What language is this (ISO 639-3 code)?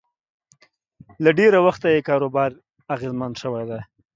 pus